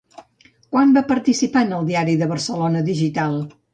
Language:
Catalan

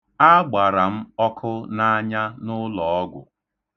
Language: Igbo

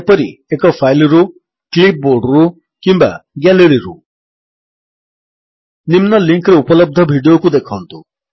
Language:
Odia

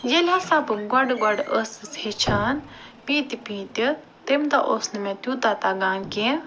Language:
Kashmiri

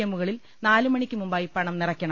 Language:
Malayalam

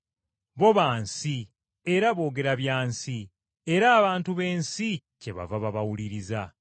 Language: Ganda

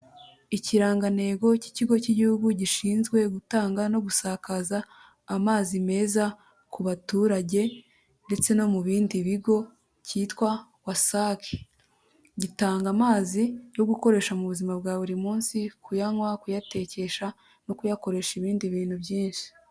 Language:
Kinyarwanda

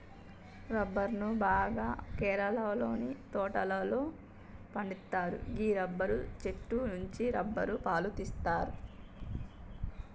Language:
Telugu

